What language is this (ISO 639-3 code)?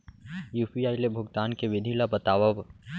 hne